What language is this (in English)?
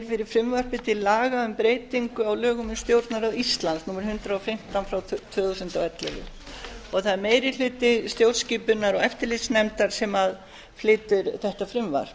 Icelandic